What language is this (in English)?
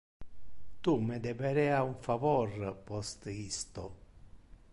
Interlingua